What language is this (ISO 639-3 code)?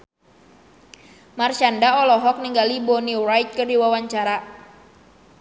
sun